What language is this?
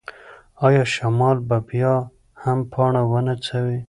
Pashto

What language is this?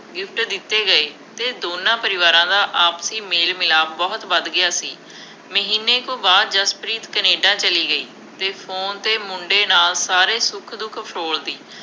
Punjabi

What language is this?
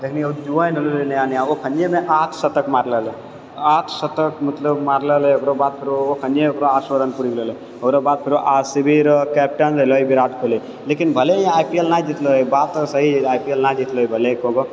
Maithili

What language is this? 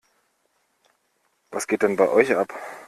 German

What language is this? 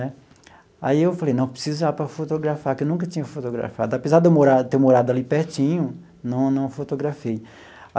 Portuguese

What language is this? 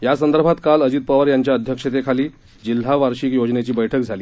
Marathi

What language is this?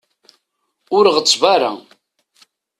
Kabyle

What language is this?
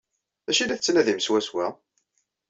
Kabyle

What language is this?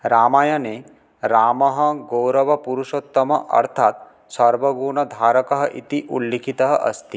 Sanskrit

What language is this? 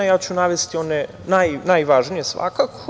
Serbian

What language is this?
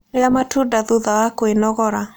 Kikuyu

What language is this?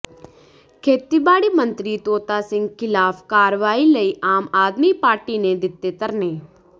Punjabi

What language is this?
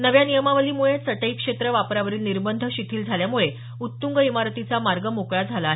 Marathi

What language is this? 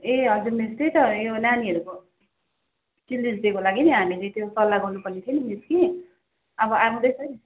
Nepali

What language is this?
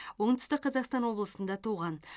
Kazakh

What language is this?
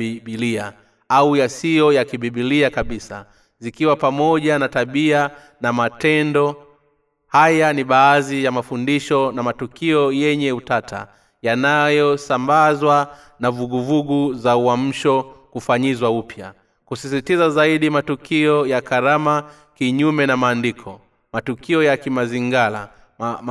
Swahili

